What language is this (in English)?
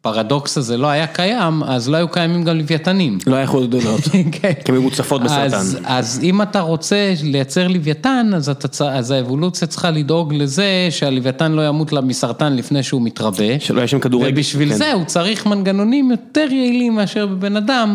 Hebrew